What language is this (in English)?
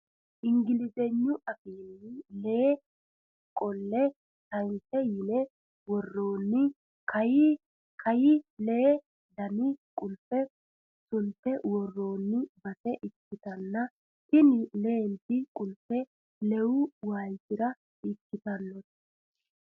Sidamo